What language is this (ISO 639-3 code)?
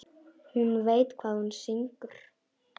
isl